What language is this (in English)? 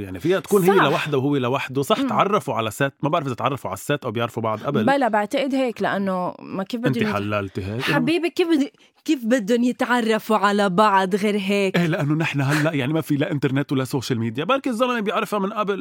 Arabic